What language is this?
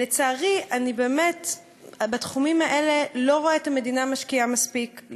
Hebrew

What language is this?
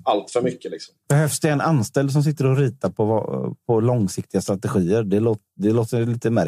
Swedish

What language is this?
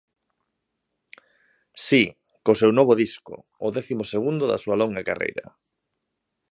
Galician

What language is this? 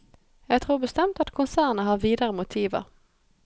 Norwegian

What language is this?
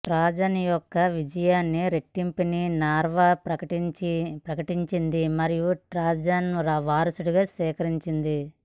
Telugu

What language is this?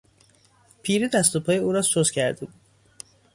Persian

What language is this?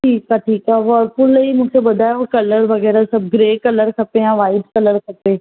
Sindhi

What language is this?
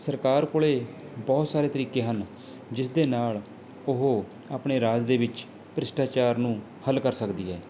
Punjabi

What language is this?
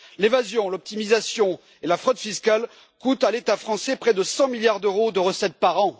French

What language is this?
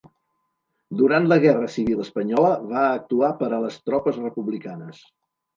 Catalan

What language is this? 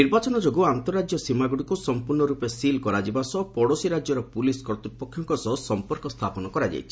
Odia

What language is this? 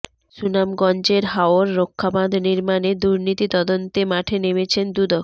Bangla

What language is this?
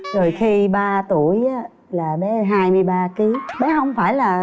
Vietnamese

